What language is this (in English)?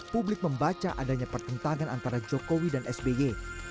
Indonesian